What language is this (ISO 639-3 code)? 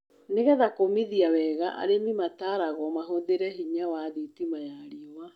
kik